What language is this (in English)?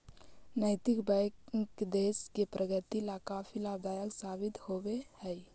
Magahi